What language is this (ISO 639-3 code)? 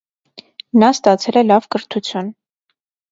hye